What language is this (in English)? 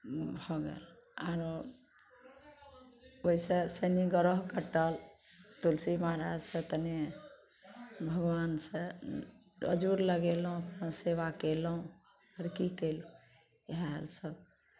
Maithili